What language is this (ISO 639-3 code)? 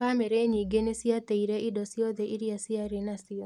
kik